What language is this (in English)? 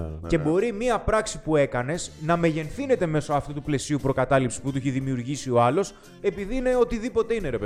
Greek